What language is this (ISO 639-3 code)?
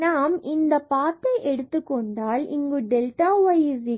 tam